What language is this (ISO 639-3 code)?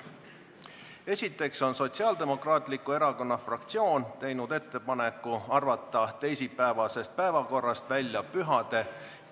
est